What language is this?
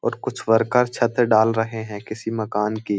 Hindi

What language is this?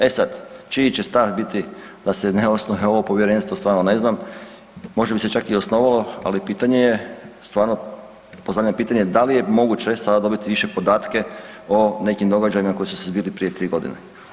Croatian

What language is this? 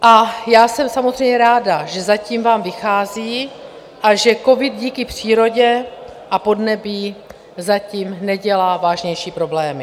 Czech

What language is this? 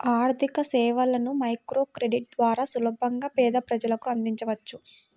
Telugu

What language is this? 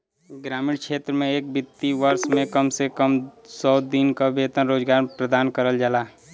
Bhojpuri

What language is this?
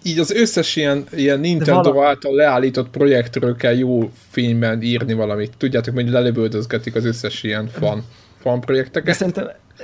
Hungarian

